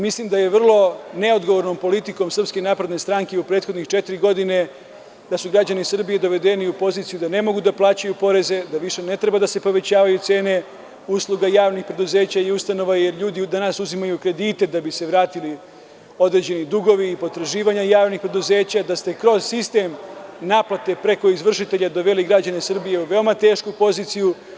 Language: Serbian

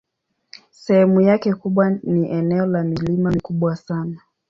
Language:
Swahili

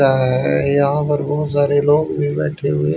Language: Hindi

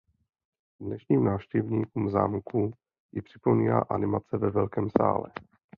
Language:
Czech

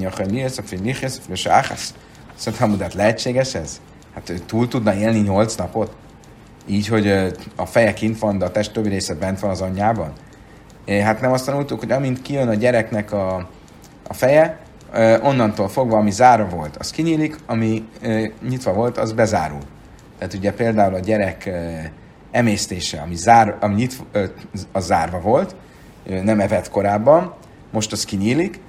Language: Hungarian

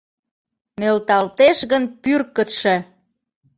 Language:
Mari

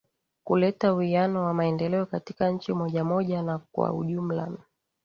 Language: Swahili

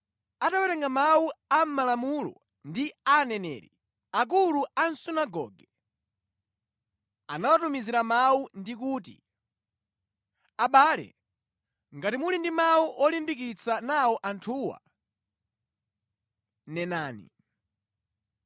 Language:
Nyanja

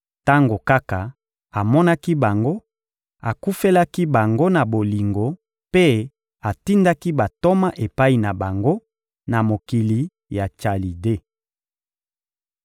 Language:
Lingala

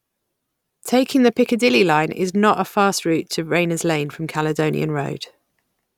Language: English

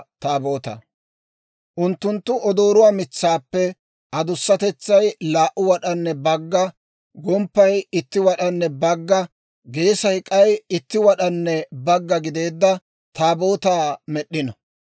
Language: Dawro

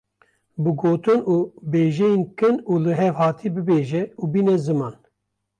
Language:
Kurdish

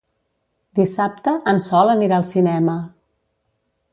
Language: Catalan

